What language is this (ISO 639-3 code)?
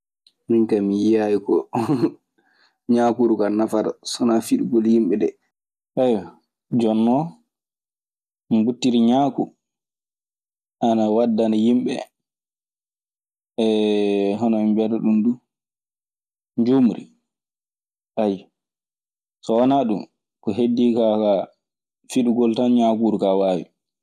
ffm